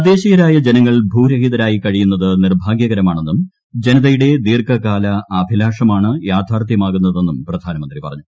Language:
Malayalam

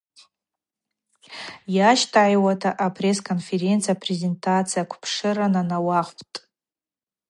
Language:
Abaza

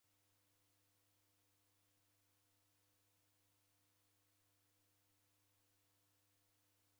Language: Taita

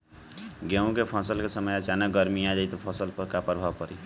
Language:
Bhojpuri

